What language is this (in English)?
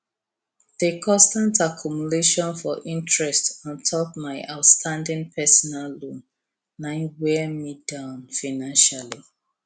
Nigerian Pidgin